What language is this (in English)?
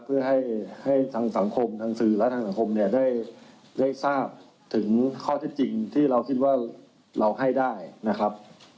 Thai